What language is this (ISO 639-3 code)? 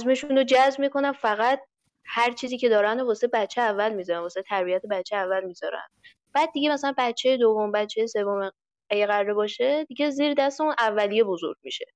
fas